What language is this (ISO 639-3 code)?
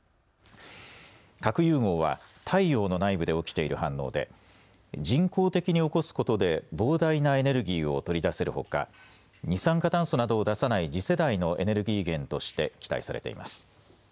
jpn